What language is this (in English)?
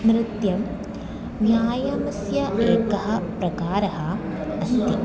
Sanskrit